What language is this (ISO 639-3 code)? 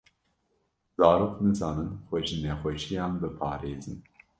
kur